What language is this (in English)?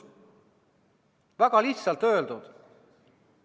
Estonian